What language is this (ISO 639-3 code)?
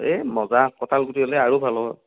asm